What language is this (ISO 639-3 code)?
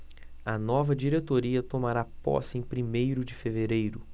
por